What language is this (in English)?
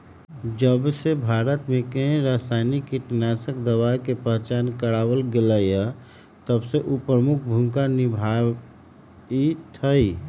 Magahi